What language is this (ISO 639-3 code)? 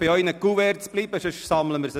gsw